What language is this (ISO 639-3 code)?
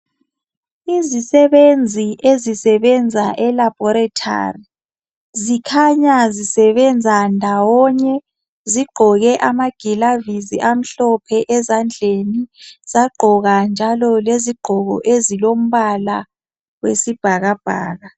nde